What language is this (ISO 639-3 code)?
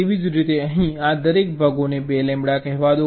guj